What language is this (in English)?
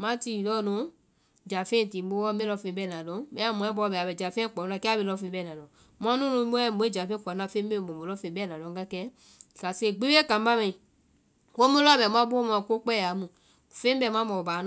Vai